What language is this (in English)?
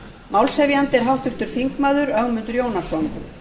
Icelandic